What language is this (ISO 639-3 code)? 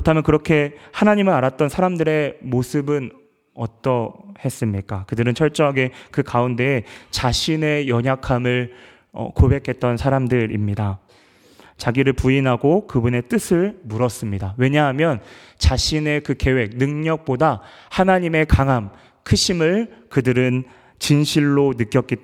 kor